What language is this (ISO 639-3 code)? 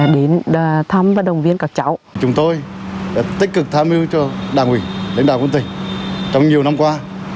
vie